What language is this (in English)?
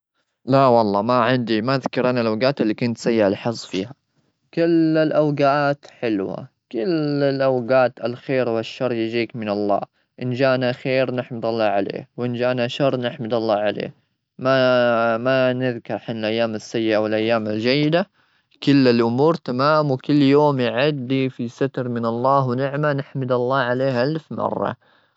Gulf Arabic